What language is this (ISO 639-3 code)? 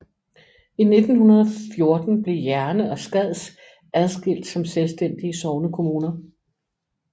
dan